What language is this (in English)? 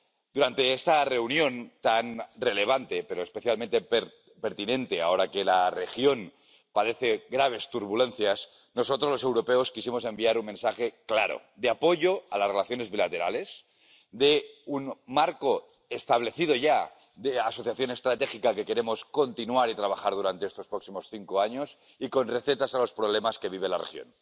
Spanish